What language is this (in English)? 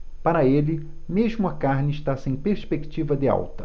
Portuguese